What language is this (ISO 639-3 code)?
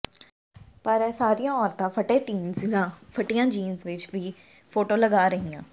pan